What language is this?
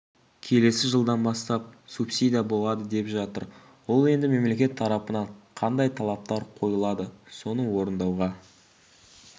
Kazakh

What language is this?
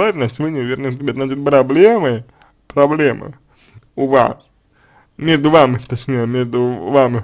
Russian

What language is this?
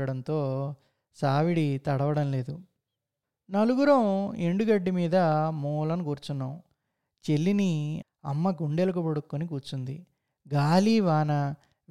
Telugu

